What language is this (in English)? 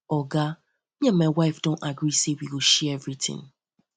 Nigerian Pidgin